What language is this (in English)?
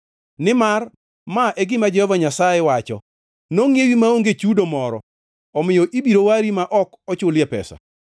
Luo (Kenya and Tanzania)